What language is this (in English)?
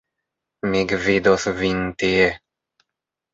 Esperanto